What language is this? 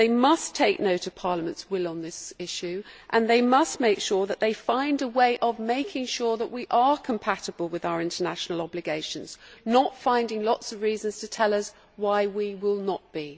English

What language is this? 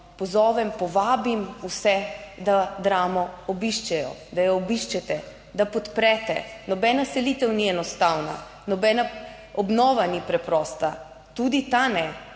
Slovenian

